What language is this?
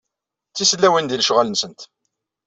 Kabyle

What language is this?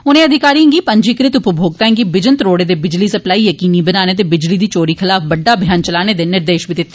Dogri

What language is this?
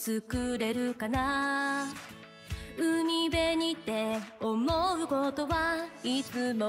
Japanese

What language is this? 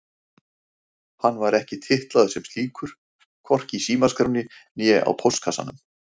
Icelandic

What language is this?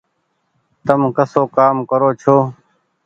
Goaria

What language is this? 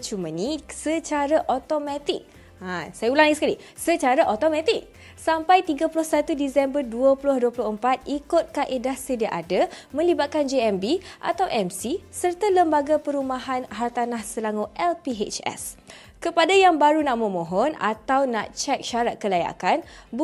Malay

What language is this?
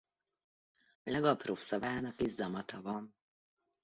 Hungarian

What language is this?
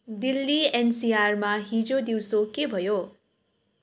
Nepali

